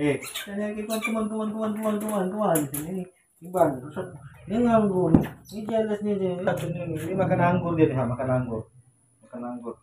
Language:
Indonesian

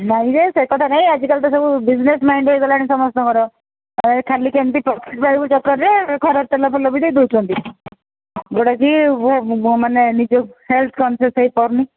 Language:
Odia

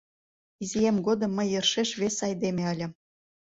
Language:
Mari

